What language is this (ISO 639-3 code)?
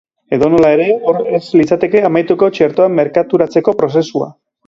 eus